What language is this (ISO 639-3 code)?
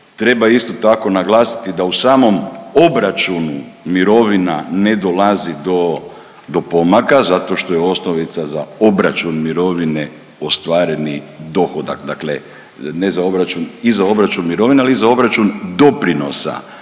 hrv